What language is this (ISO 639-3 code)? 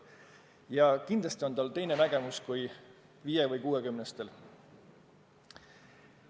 est